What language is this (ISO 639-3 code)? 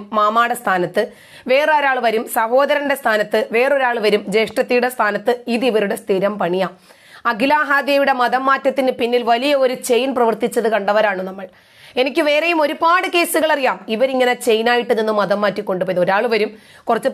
mal